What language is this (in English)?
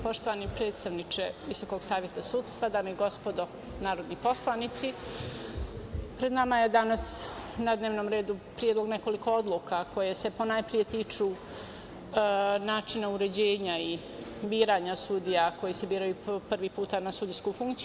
Serbian